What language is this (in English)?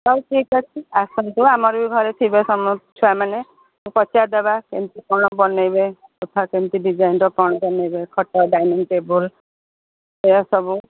Odia